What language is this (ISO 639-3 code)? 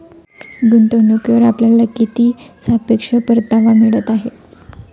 mar